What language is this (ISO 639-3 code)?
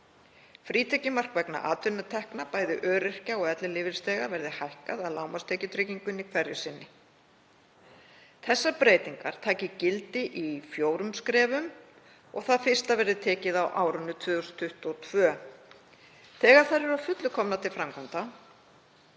isl